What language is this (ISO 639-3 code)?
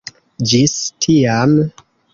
epo